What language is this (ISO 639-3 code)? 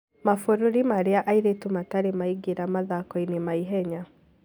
kik